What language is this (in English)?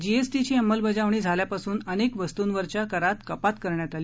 Marathi